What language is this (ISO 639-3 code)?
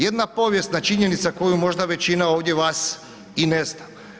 hrv